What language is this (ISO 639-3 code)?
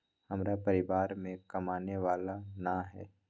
mag